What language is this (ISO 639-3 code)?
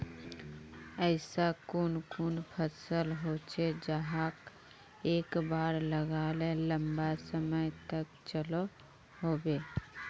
mag